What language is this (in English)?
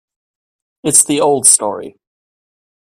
English